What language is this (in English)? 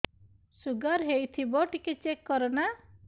Odia